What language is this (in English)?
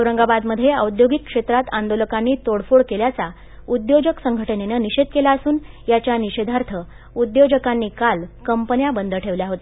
Marathi